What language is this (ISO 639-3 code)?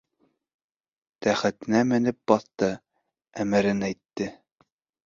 bak